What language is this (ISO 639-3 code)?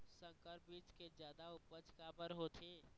hne